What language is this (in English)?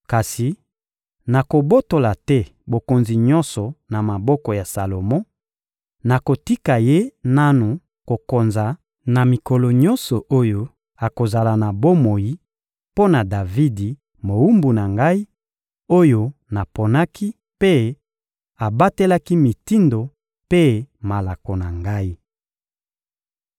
Lingala